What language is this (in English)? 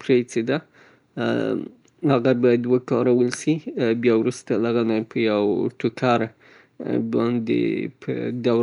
Southern Pashto